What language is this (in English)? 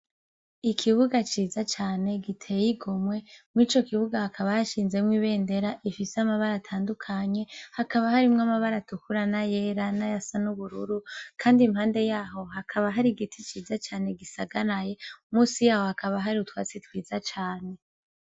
Rundi